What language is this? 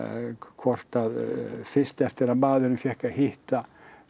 Icelandic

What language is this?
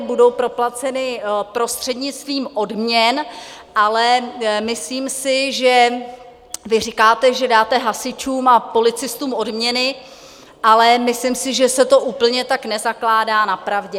Czech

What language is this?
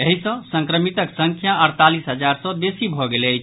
Maithili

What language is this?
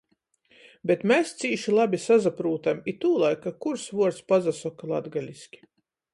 Latgalian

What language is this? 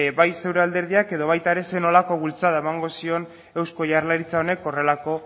Basque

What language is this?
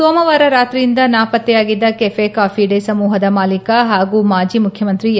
Kannada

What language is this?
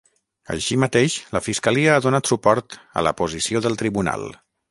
Catalan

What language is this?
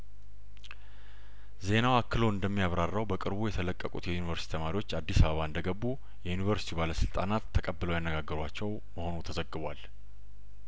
Amharic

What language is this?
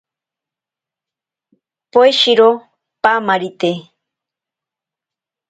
Ashéninka Perené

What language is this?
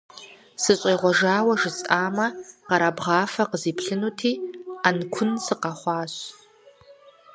Kabardian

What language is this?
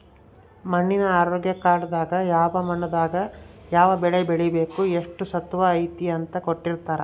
Kannada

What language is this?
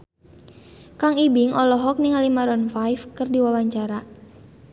Sundanese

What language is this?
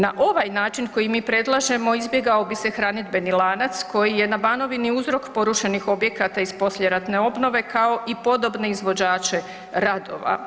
Croatian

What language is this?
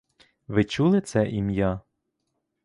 Ukrainian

